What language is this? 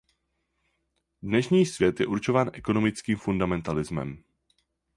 Czech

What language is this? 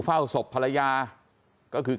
Thai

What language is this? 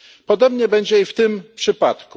Polish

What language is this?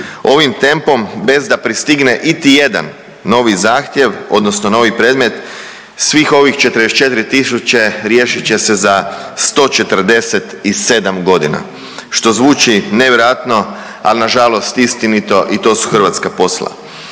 Croatian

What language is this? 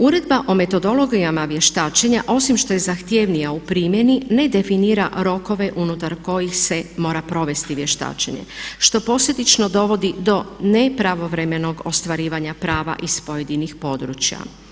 Croatian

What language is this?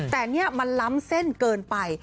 Thai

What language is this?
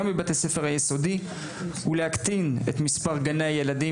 Hebrew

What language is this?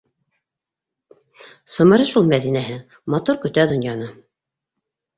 Bashkir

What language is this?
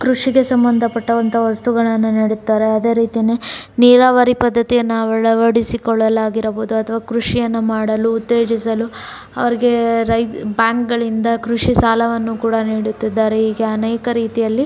Kannada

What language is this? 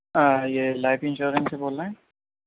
Urdu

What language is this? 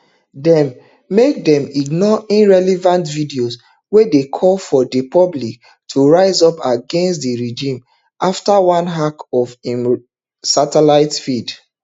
Nigerian Pidgin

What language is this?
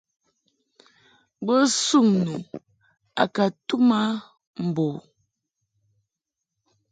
Mungaka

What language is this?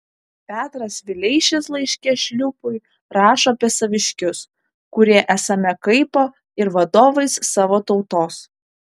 Lithuanian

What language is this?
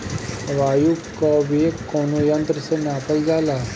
Bhojpuri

